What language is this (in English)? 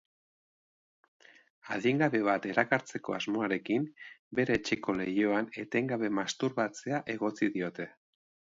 Basque